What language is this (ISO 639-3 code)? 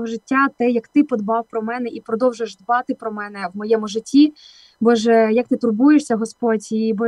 ukr